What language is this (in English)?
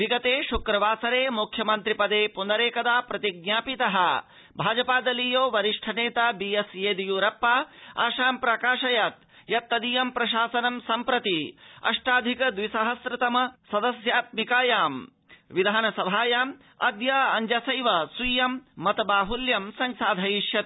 Sanskrit